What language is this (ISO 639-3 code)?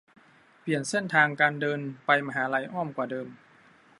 tha